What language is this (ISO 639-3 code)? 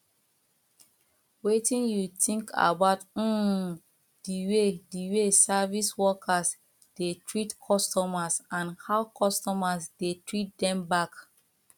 pcm